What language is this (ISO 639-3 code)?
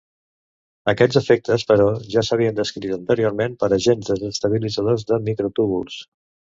cat